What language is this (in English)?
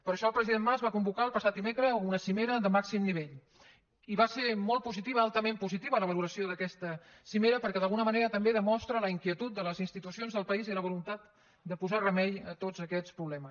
Catalan